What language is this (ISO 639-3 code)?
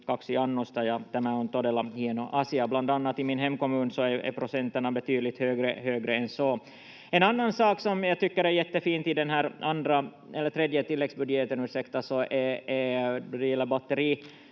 fin